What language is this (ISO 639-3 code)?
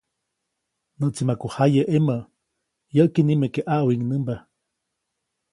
zoc